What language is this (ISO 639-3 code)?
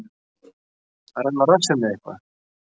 isl